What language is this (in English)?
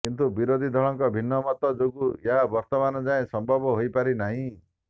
Odia